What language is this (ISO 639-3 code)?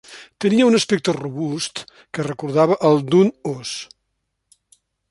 cat